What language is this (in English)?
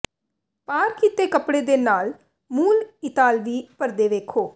Punjabi